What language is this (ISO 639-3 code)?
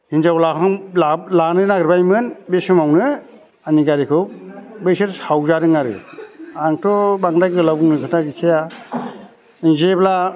brx